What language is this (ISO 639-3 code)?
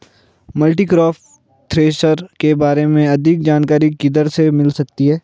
hin